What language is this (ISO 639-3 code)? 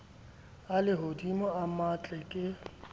sot